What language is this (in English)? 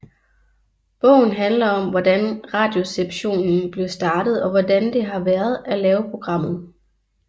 Danish